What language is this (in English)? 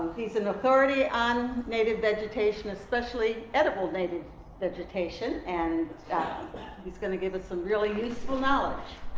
English